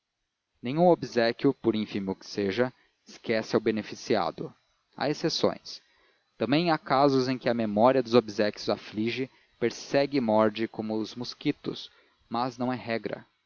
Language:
Portuguese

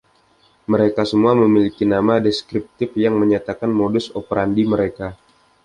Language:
Indonesian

